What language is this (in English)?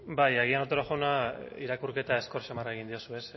Basque